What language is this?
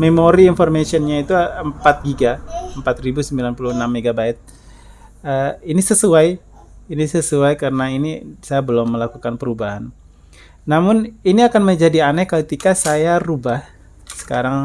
Indonesian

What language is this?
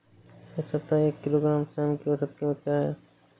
Hindi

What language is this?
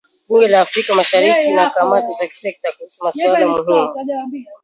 Swahili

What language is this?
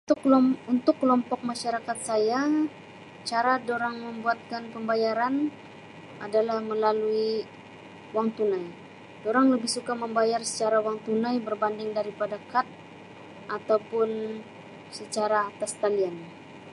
Sabah Malay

